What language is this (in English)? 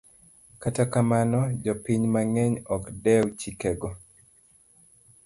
Luo (Kenya and Tanzania)